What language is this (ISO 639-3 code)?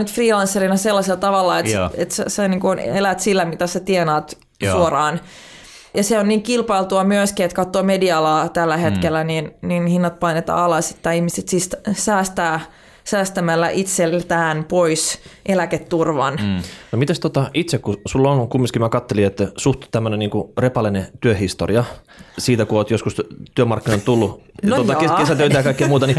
fin